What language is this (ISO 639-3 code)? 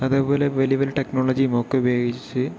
mal